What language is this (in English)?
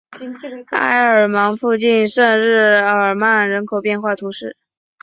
Chinese